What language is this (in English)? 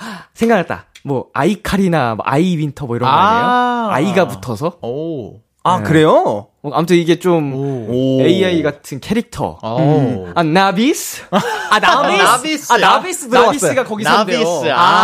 Korean